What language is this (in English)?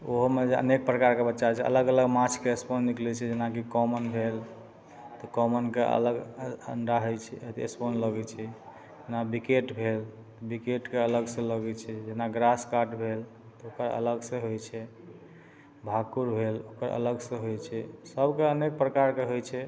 Maithili